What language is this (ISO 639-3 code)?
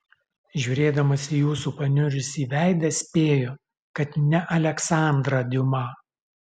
lit